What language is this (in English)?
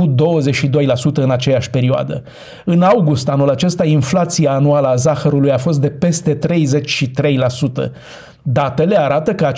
Romanian